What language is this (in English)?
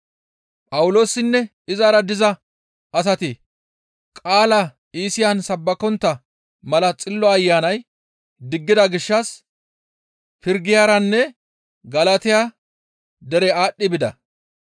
Gamo